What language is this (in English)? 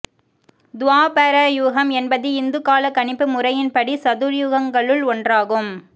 Tamil